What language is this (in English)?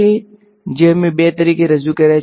Gujarati